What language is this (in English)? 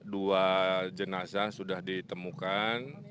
Indonesian